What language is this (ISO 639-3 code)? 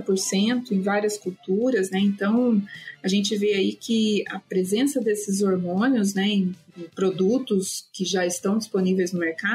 por